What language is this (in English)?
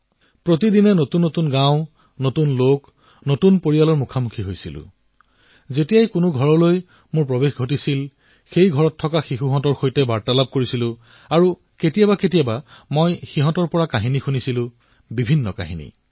Assamese